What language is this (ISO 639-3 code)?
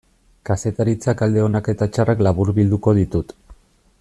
eus